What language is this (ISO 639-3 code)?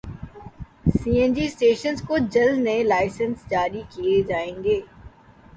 urd